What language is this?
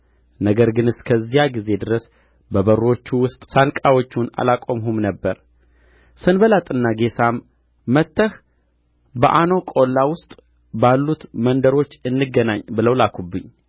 Amharic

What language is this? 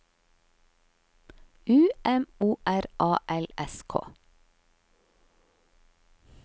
Norwegian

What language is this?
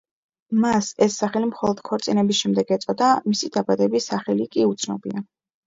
Georgian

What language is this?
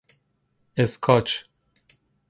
Persian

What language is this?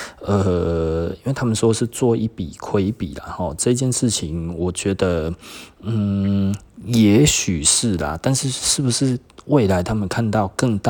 Chinese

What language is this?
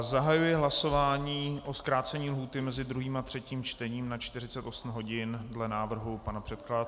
Czech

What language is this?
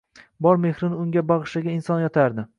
Uzbek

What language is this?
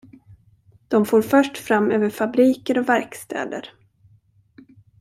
Swedish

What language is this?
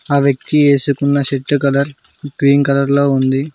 Telugu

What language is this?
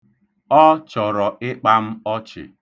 Igbo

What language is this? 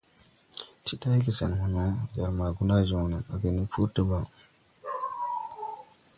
Tupuri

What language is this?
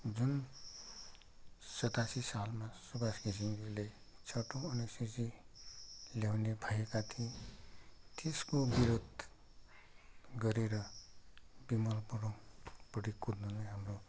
Nepali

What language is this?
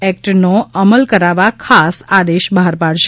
Gujarati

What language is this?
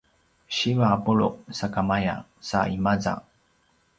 Paiwan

